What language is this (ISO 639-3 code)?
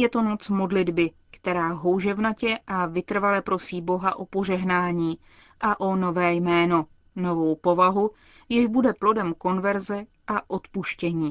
ces